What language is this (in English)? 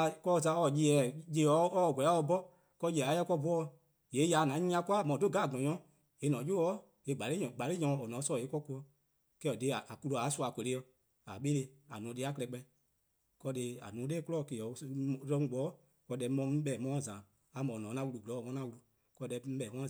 Eastern Krahn